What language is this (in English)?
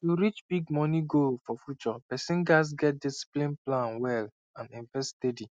Nigerian Pidgin